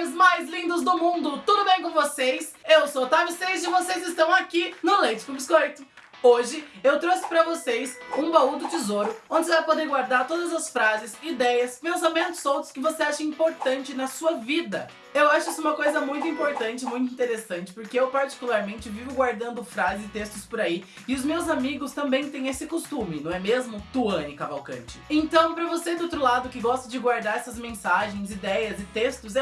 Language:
Portuguese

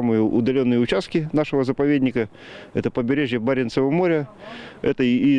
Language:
Russian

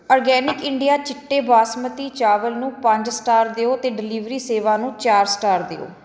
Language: Punjabi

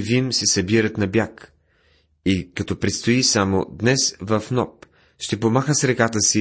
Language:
Bulgarian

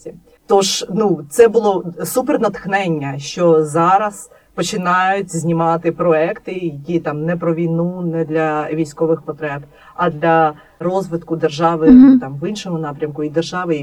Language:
Ukrainian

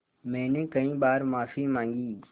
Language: Hindi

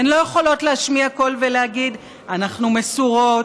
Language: Hebrew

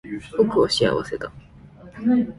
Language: Japanese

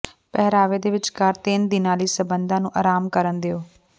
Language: Punjabi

